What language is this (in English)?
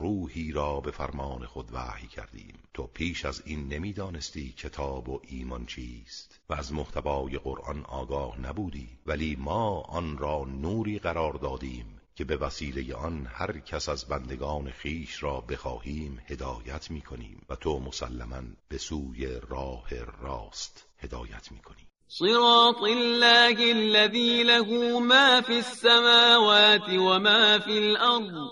Persian